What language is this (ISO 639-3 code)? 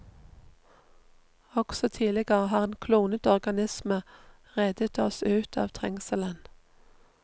nor